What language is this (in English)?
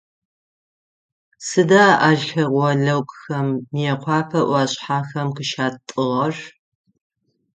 Adyghe